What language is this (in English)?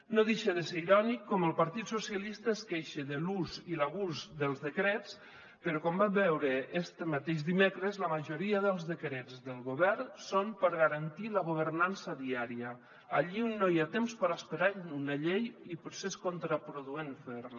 Catalan